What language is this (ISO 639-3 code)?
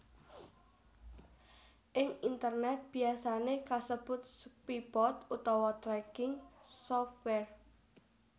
jav